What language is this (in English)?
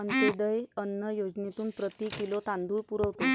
Marathi